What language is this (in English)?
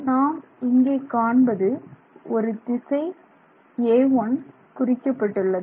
Tamil